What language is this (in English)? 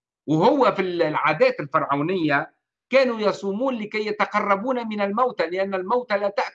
Arabic